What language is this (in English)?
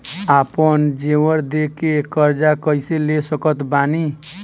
Bhojpuri